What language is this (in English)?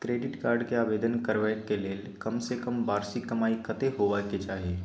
Maithili